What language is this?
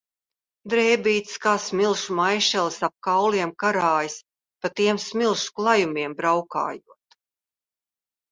Latvian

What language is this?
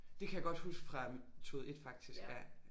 Danish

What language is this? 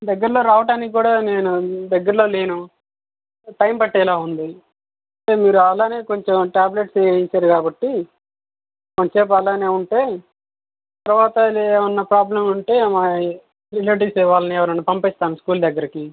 Telugu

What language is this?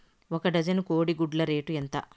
Telugu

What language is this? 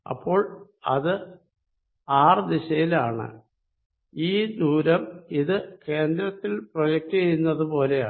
Malayalam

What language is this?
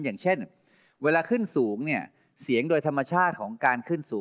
Thai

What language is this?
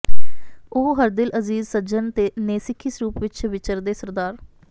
Punjabi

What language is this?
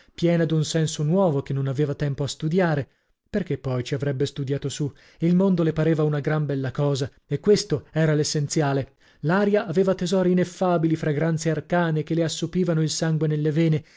Italian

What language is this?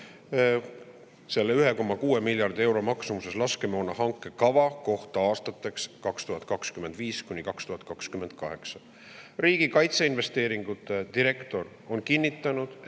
Estonian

